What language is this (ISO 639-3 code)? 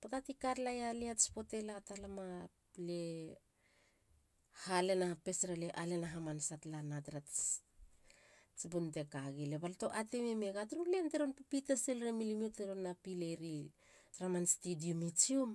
hla